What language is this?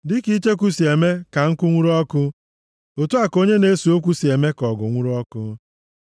Igbo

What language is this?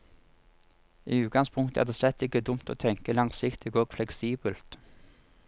Norwegian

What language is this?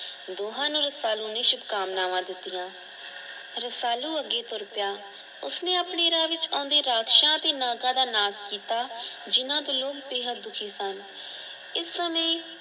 Punjabi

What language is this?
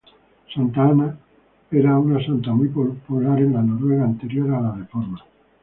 Spanish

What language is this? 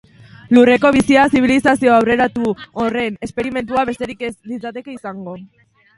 Basque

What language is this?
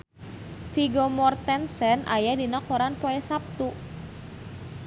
Sundanese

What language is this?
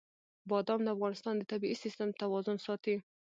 Pashto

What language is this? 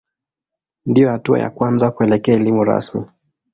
Swahili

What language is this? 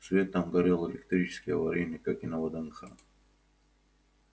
Russian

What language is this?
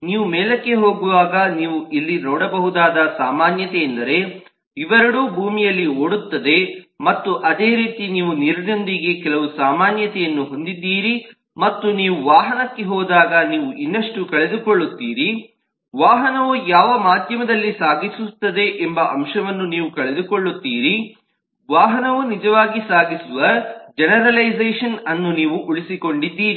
Kannada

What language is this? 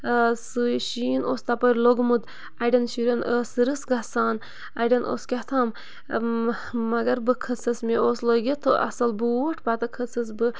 Kashmiri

